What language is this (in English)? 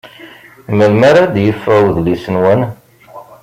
Kabyle